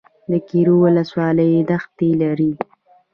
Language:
Pashto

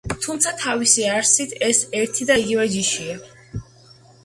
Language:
Georgian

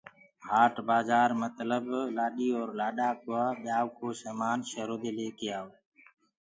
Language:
Gurgula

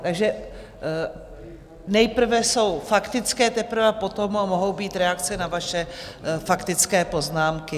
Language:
Czech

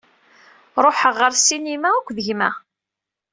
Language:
Kabyle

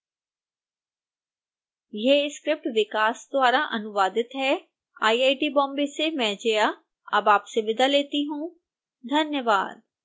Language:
Hindi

